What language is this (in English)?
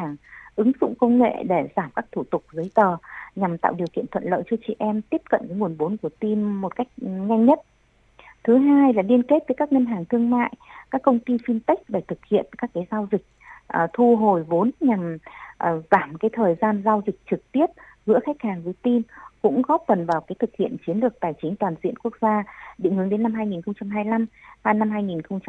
Vietnamese